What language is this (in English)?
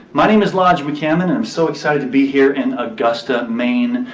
English